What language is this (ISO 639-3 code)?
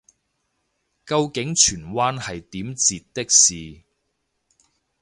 yue